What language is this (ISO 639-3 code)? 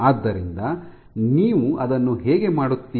kan